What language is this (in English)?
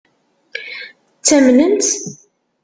Kabyle